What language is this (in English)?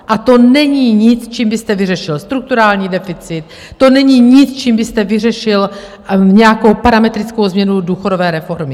Czech